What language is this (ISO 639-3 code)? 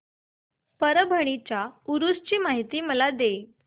mar